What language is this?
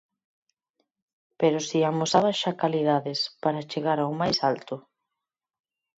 Galician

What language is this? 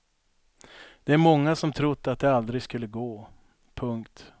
Swedish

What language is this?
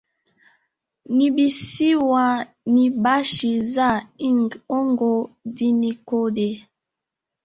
Swahili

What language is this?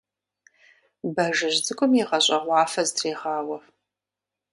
Kabardian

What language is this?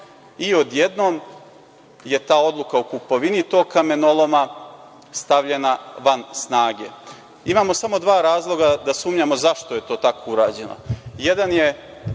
Serbian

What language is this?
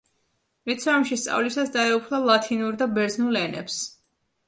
Georgian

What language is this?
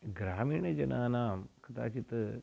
Sanskrit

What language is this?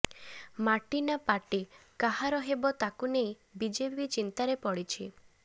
Odia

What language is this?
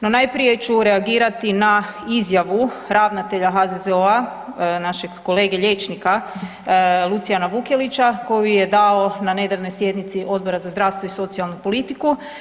Croatian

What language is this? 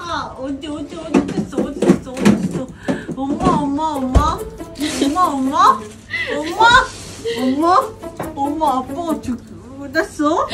Korean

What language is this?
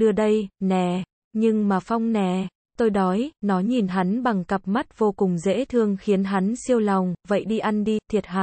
Vietnamese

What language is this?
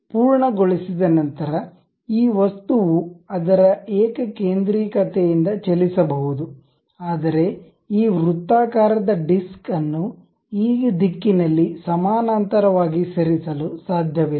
Kannada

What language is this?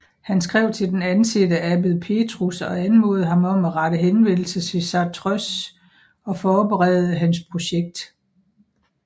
Danish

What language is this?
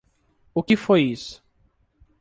Portuguese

